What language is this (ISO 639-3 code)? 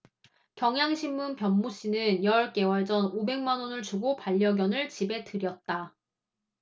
kor